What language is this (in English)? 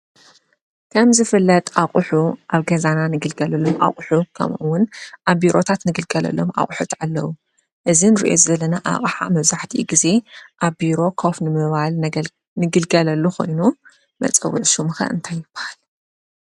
Tigrinya